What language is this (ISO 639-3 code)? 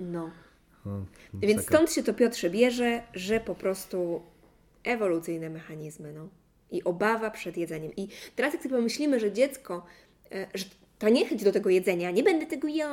pol